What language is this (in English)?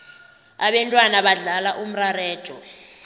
South Ndebele